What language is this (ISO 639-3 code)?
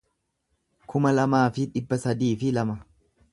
orm